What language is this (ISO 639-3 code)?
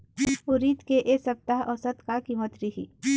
hne